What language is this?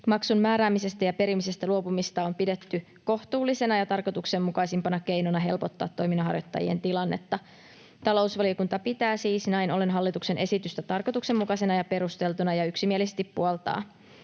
Finnish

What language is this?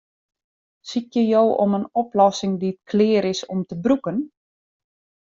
Western Frisian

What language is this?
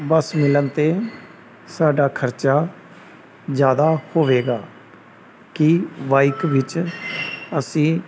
Punjabi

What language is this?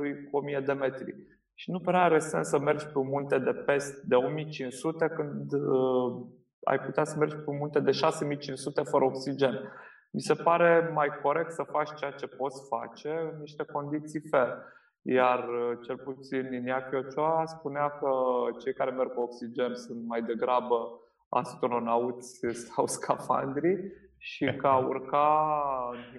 Romanian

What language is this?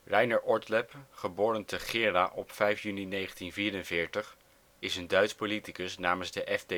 Dutch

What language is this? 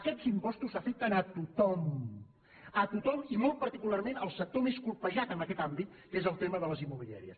Catalan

